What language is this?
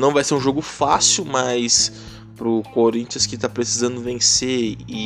Portuguese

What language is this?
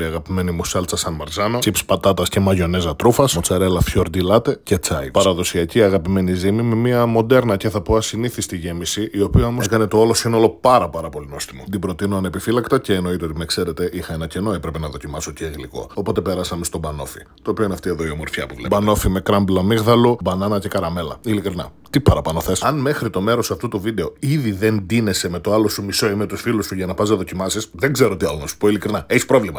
Greek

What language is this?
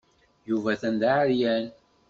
Kabyle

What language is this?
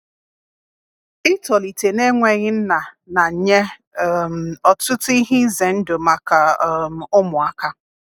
Igbo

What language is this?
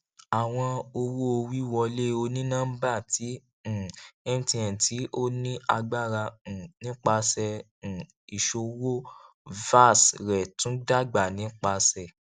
Yoruba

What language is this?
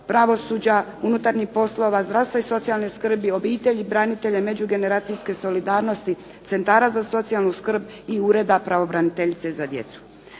Croatian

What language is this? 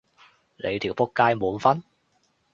Cantonese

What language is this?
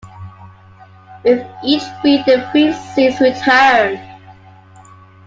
English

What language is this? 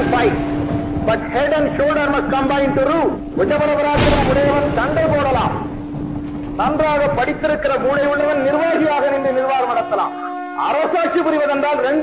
Hindi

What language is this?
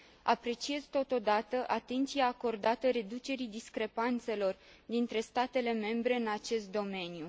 Romanian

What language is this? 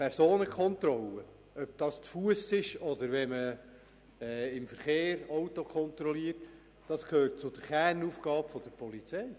Swiss German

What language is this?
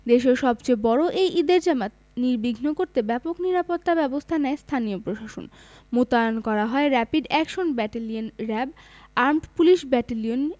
Bangla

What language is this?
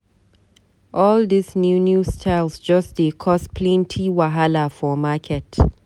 Nigerian Pidgin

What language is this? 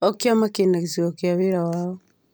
Kikuyu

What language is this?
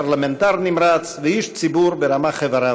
Hebrew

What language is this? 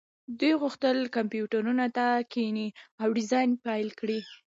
Pashto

